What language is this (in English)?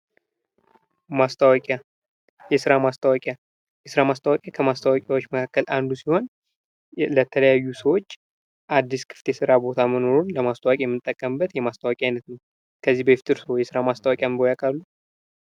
Amharic